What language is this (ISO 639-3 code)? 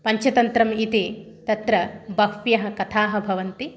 san